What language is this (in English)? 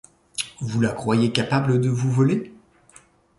French